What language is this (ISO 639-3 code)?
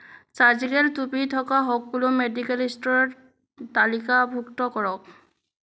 asm